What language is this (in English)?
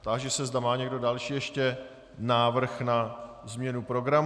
Czech